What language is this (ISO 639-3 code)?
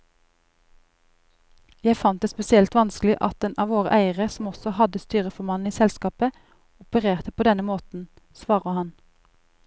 nor